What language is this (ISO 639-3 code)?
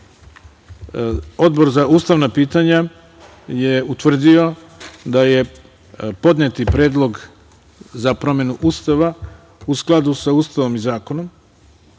srp